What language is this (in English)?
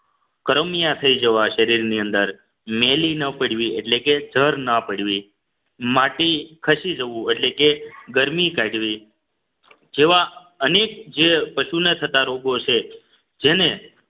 Gujarati